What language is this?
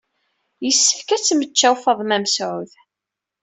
Kabyle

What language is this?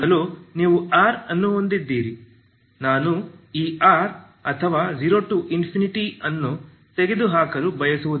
Kannada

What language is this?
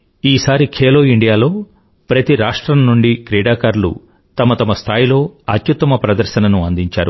Telugu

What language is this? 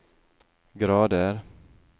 Norwegian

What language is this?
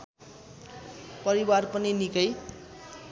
Nepali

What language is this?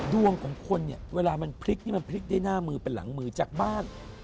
Thai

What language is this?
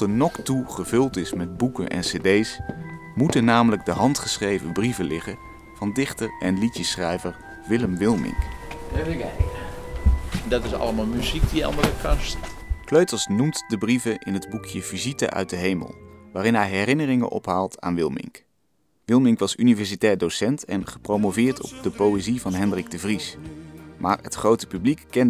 Dutch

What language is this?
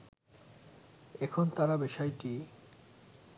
Bangla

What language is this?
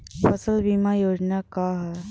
Bhojpuri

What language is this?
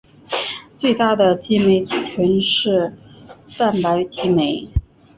Chinese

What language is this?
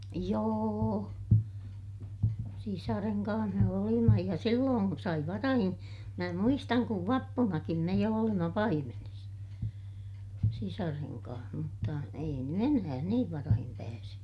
Finnish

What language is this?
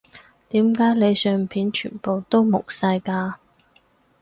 Cantonese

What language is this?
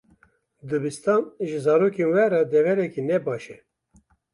Kurdish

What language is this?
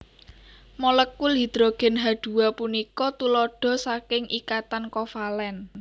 Javanese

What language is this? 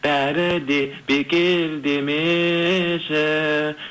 Kazakh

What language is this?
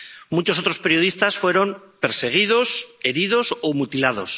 Spanish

